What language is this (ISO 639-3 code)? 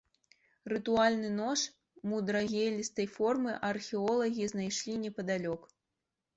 bel